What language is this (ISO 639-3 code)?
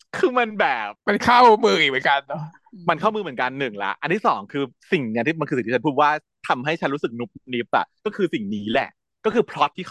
tha